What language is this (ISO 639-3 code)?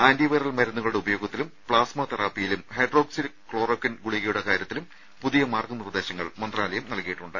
mal